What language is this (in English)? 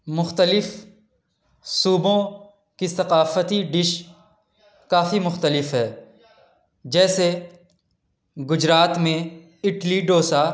Urdu